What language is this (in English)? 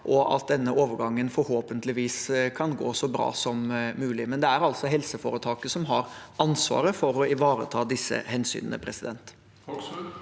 Norwegian